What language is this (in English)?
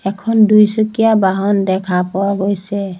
Assamese